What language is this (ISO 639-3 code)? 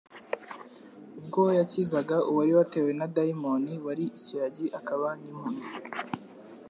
kin